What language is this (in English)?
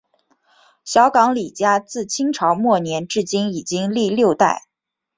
Chinese